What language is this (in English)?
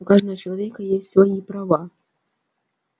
Russian